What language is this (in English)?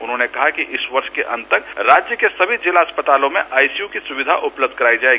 Hindi